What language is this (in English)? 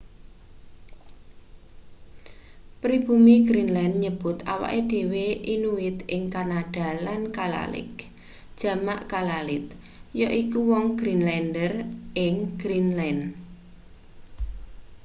Javanese